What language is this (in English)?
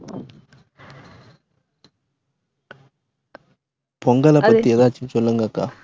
Tamil